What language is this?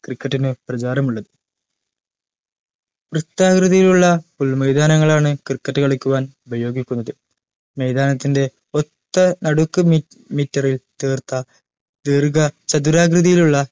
Malayalam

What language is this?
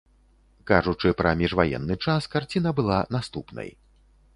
Belarusian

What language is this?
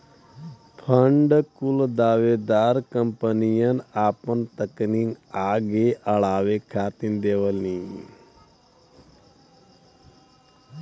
Bhojpuri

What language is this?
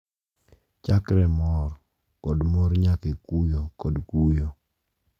Luo (Kenya and Tanzania)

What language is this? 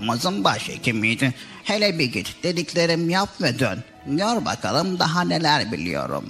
Turkish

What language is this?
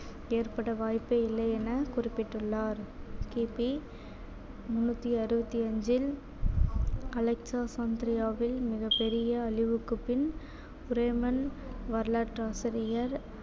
Tamil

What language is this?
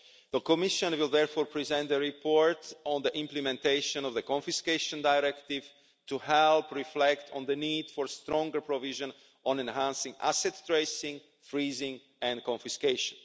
English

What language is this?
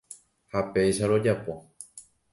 Guarani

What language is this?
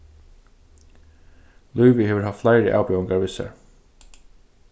Faroese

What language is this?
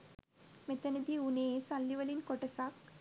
Sinhala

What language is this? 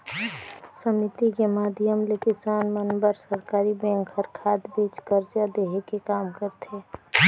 Chhattisgarhi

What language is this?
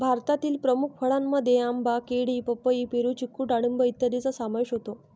Marathi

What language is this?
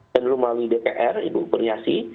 Indonesian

